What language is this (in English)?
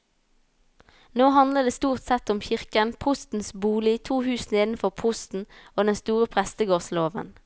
Norwegian